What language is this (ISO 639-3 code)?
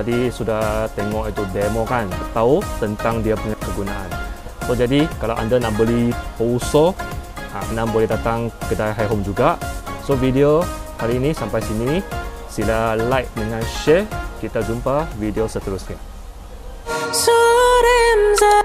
msa